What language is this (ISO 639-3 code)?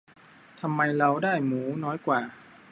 tha